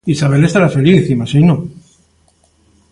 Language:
Galician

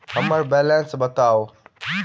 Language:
Maithili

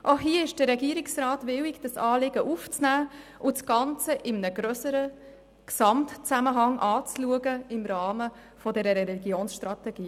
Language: Swiss German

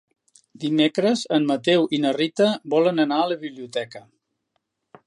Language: Catalan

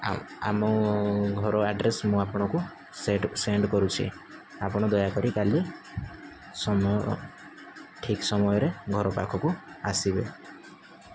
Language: Odia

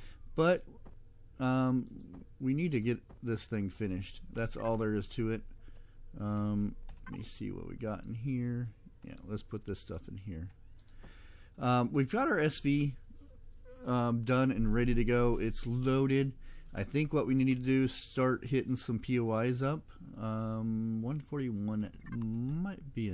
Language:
English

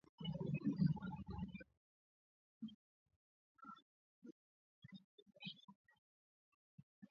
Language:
Swahili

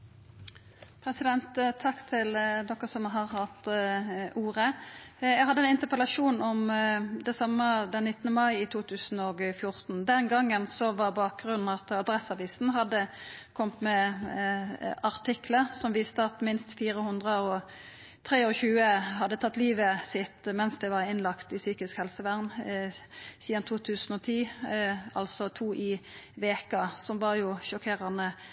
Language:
Norwegian Nynorsk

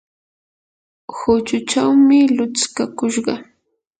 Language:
Yanahuanca Pasco Quechua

